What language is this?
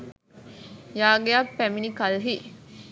Sinhala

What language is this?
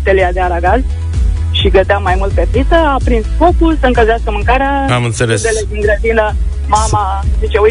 Romanian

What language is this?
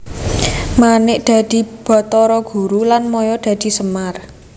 Javanese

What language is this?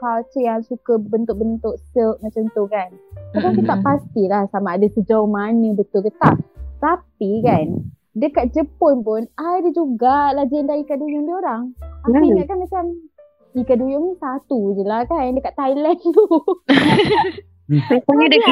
Malay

